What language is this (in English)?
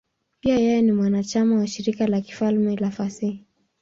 Swahili